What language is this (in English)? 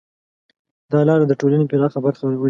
Pashto